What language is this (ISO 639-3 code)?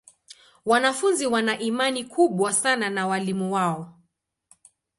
swa